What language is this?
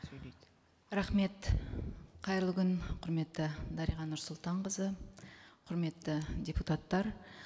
Kazakh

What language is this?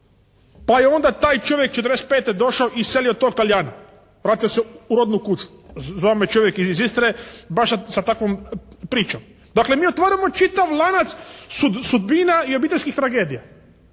Croatian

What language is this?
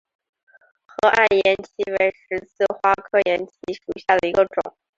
Chinese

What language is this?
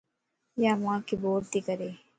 Lasi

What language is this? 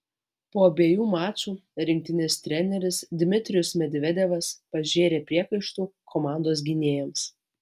Lithuanian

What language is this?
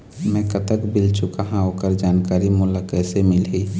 Chhattisgarhi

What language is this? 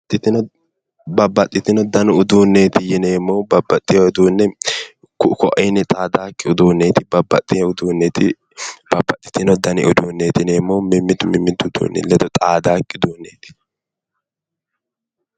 Sidamo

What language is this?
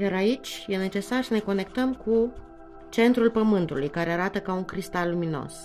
Romanian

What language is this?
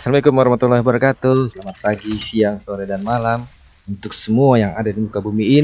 Indonesian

